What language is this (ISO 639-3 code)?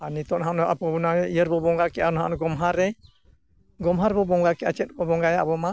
sat